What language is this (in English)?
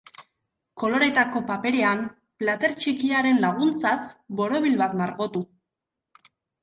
Basque